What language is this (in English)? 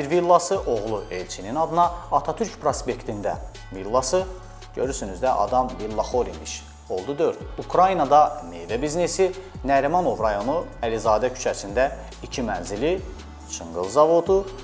Turkish